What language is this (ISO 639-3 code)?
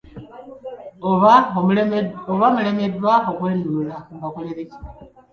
lug